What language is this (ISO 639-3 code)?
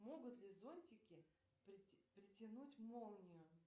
rus